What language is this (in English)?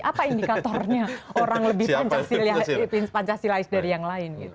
Indonesian